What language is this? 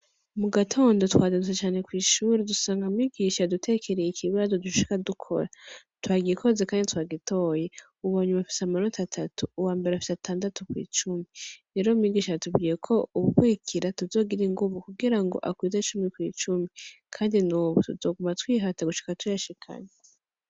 Rundi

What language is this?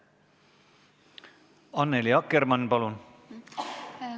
Estonian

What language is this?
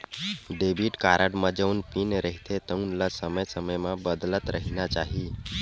Chhattisgarhi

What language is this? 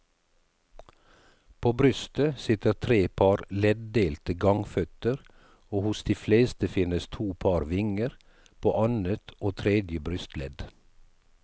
Norwegian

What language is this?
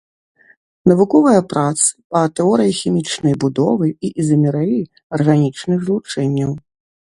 Belarusian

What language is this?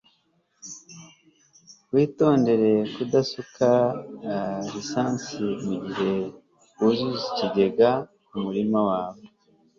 Kinyarwanda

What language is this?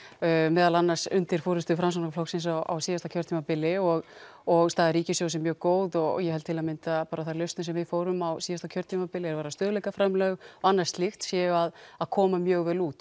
Icelandic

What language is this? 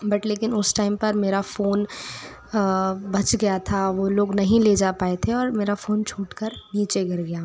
Hindi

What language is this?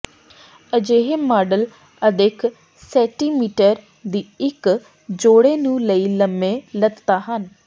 Punjabi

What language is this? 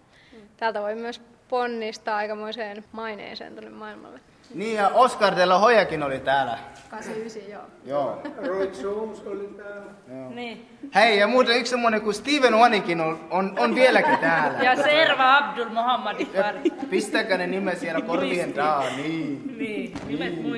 Finnish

